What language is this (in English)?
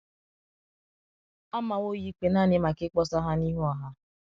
Igbo